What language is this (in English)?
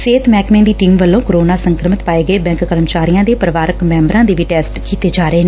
Punjabi